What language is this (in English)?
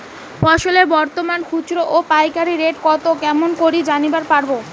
Bangla